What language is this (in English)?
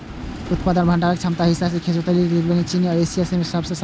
Maithili